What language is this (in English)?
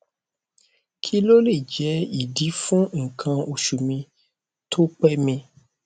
Yoruba